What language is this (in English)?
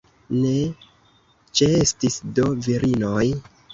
Esperanto